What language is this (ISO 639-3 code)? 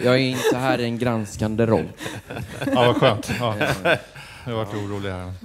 swe